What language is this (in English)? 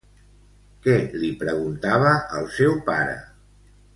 Catalan